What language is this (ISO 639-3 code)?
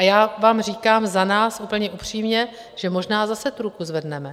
ces